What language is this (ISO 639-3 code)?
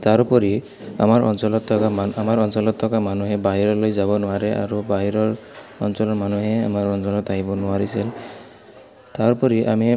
asm